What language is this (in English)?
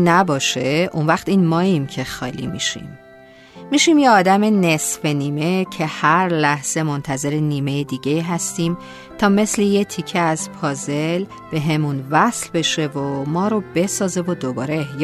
Persian